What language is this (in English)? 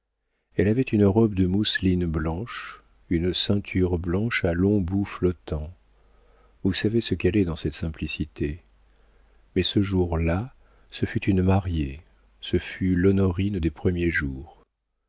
French